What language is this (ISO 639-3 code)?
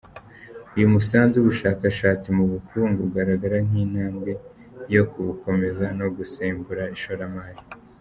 kin